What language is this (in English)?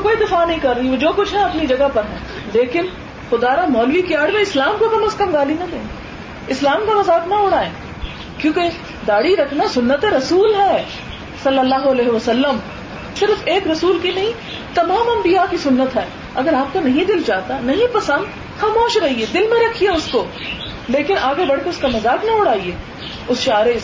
Urdu